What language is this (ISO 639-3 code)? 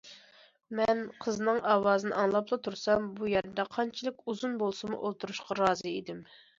uig